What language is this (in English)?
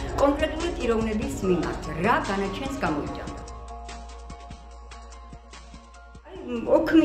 Italian